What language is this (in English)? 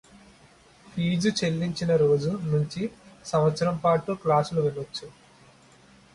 Telugu